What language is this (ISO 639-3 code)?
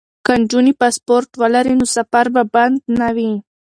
pus